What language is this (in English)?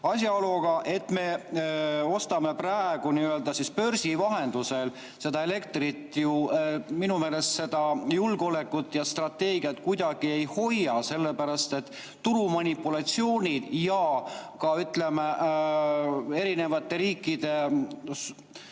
Estonian